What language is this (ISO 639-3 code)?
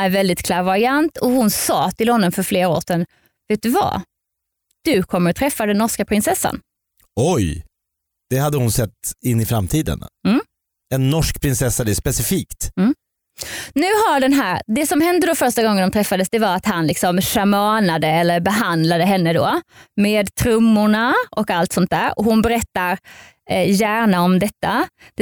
swe